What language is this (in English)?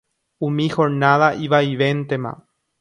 Guarani